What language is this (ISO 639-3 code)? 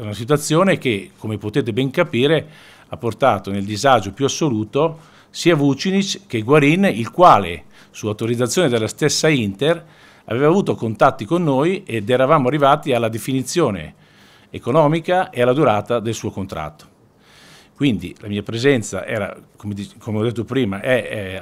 ita